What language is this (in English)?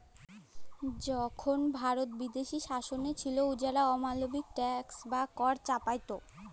Bangla